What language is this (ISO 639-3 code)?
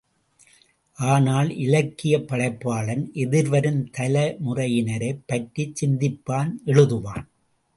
tam